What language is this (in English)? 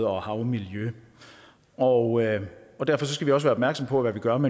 Danish